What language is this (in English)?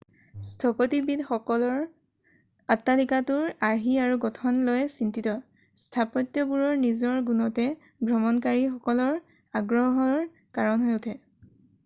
Assamese